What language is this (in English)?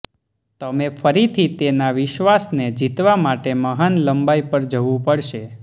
Gujarati